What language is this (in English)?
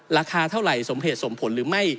Thai